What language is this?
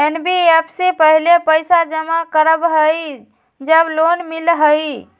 Magahi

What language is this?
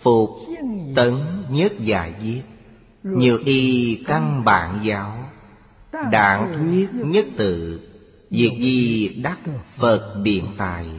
Vietnamese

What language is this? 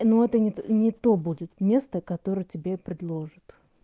Russian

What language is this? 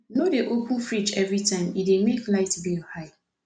Nigerian Pidgin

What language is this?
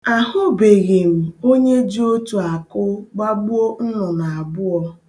Igbo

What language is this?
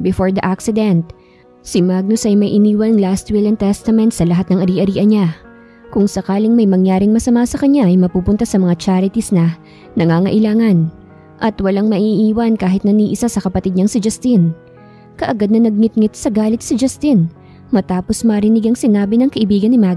Filipino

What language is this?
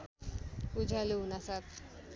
Nepali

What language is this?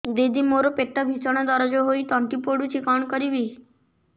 Odia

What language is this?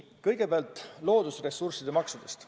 Estonian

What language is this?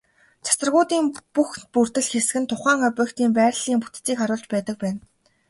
Mongolian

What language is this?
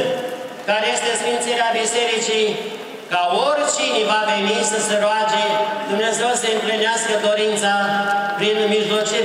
Romanian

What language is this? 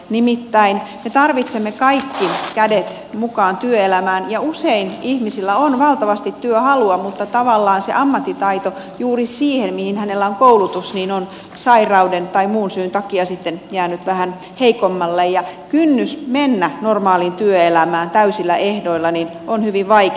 Finnish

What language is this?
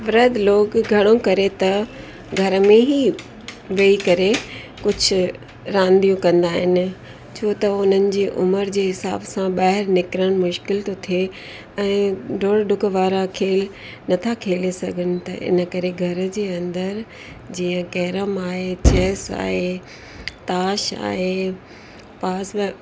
Sindhi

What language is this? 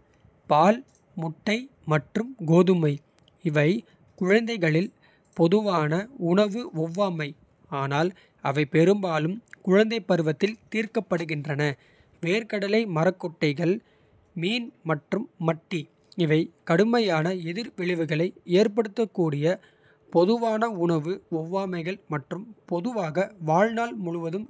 Kota (India)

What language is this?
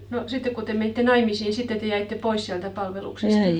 Finnish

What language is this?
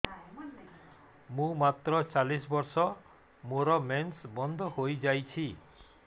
Odia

